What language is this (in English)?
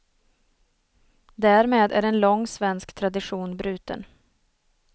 Swedish